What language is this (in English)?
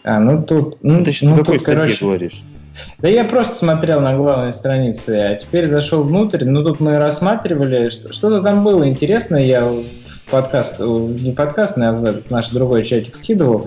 Russian